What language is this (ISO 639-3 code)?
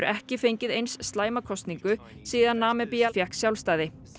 isl